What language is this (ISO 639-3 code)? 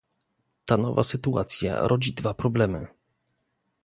pol